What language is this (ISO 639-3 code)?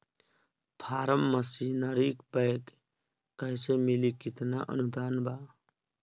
bho